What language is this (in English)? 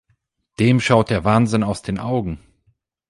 German